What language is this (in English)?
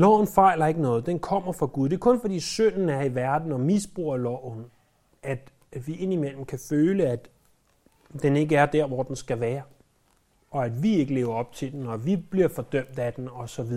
Danish